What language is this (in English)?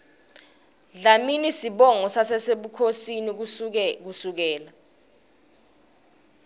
Swati